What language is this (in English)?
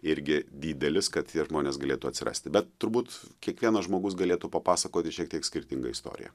Lithuanian